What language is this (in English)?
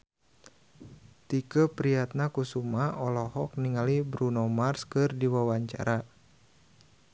Sundanese